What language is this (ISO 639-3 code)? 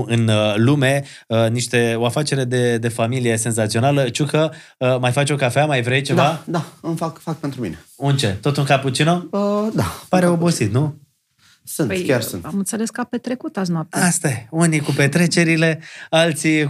ron